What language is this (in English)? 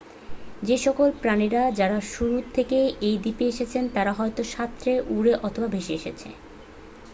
Bangla